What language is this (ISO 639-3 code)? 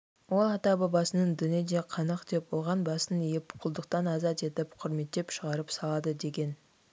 kaz